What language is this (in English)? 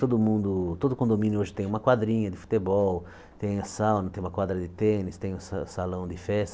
Portuguese